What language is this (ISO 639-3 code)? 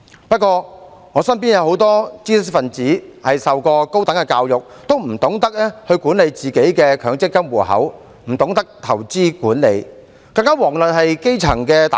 yue